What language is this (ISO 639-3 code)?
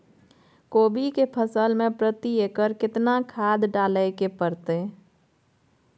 mai